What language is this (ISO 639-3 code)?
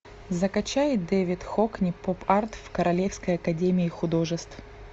rus